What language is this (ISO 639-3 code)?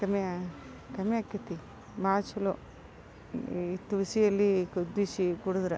kan